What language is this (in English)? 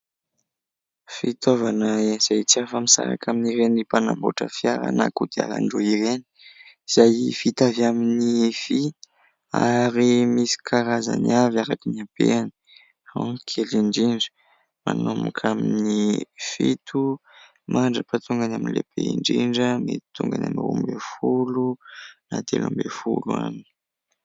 Malagasy